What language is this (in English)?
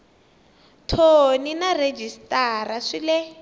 Tsonga